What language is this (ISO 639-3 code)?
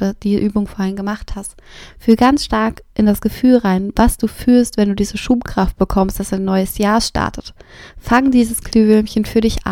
deu